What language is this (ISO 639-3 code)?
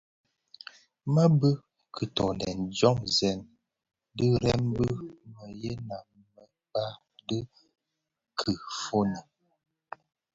ksf